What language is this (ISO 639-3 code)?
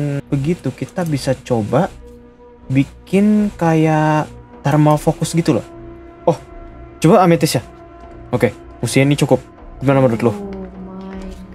ind